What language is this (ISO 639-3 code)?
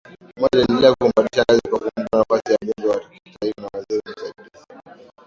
swa